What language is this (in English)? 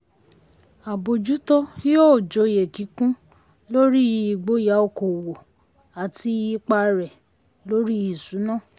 Yoruba